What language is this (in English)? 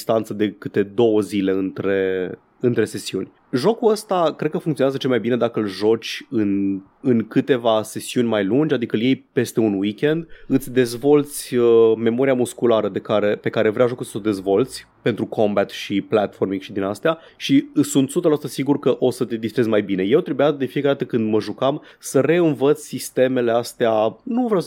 Romanian